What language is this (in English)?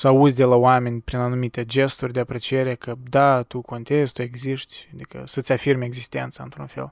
Romanian